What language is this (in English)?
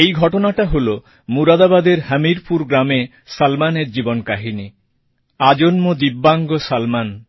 Bangla